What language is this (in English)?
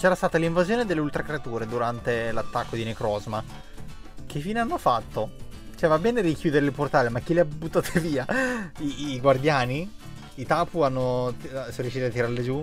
Italian